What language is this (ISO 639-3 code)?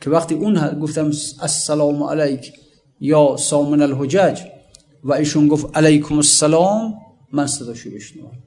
fas